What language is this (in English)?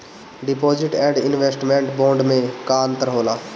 Bhojpuri